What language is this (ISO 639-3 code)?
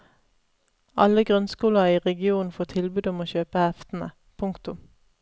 nor